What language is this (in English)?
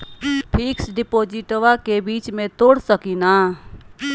Magahi